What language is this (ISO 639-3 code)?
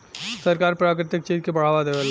bho